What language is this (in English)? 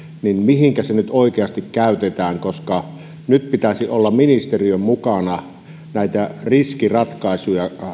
Finnish